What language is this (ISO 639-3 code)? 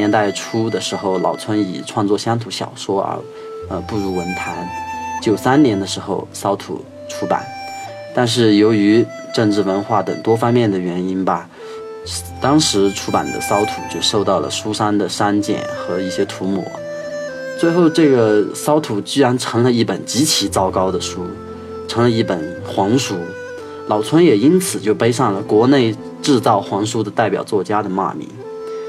zho